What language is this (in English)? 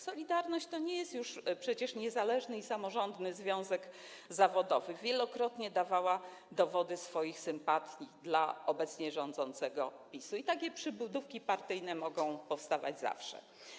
Polish